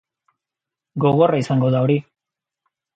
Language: Basque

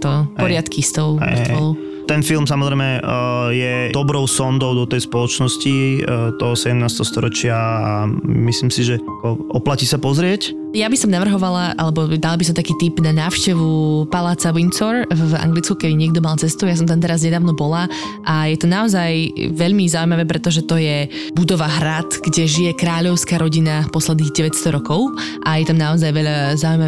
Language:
Slovak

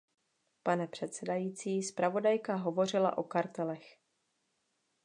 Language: Czech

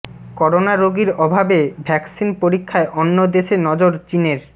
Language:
Bangla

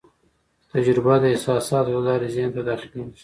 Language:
Pashto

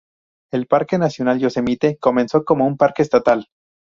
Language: Spanish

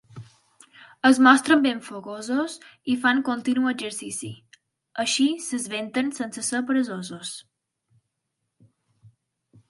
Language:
Catalan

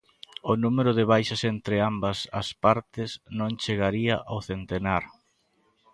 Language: Galician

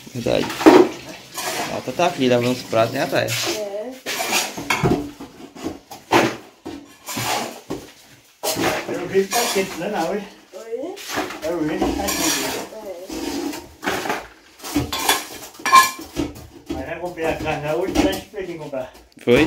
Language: Portuguese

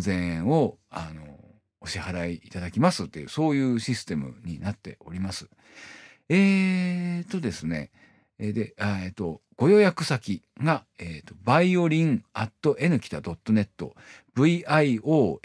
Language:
Japanese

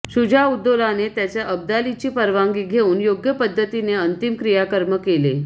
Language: Marathi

